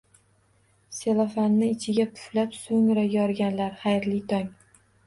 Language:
Uzbek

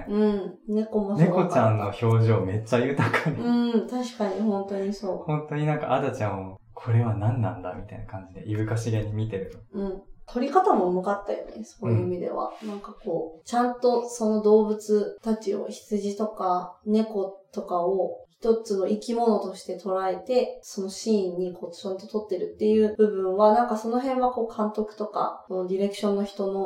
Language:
Japanese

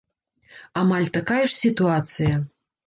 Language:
Belarusian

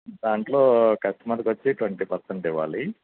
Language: Telugu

